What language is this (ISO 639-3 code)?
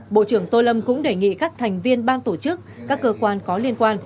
vie